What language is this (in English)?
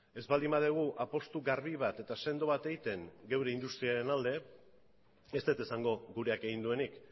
Basque